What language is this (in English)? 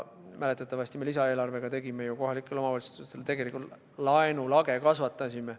Estonian